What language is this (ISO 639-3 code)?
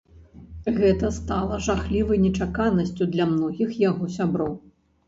bel